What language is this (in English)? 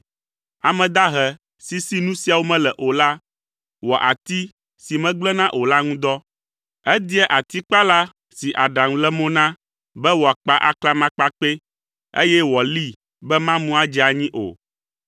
Ewe